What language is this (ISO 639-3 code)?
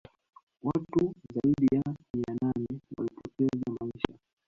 swa